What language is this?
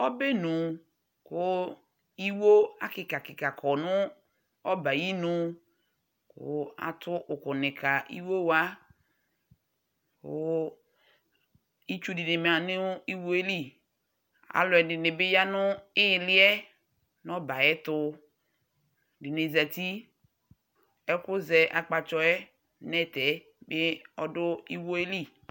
Ikposo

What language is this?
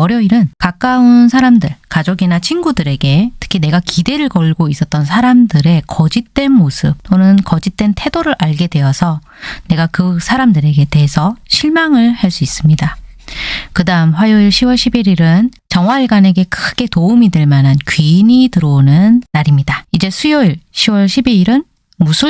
Korean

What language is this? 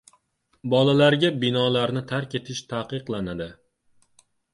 Uzbek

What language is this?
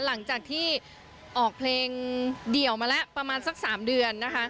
Thai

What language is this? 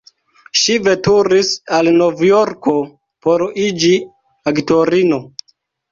Esperanto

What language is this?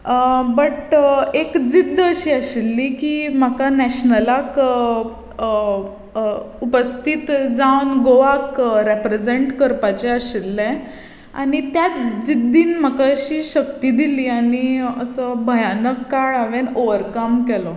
Konkani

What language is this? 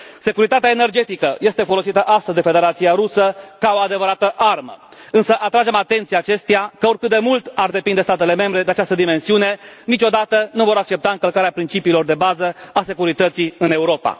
Romanian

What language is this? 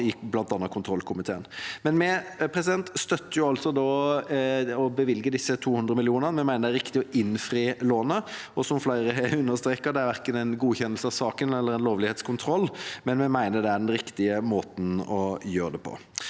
Norwegian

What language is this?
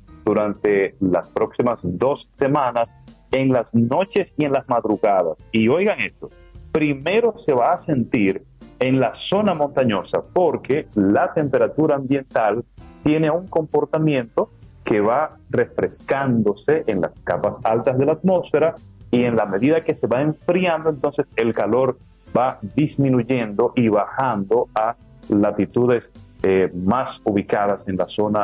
Spanish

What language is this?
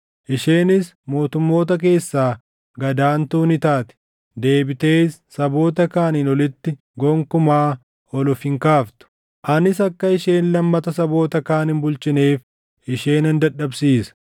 Oromo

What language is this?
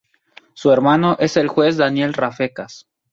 Spanish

